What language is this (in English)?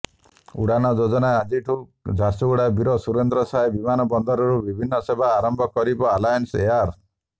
Odia